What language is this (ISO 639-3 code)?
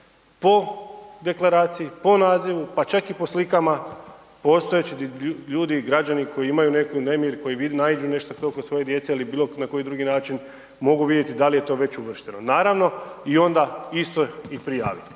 hrv